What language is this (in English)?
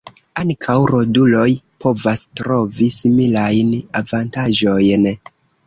Esperanto